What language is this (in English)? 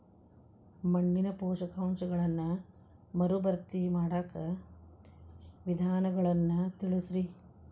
Kannada